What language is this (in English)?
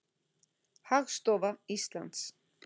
Icelandic